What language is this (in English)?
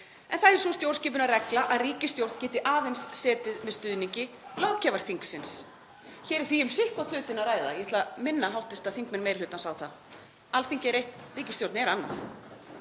Icelandic